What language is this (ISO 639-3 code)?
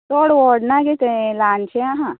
kok